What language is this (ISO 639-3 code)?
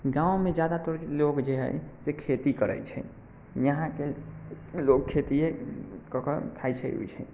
mai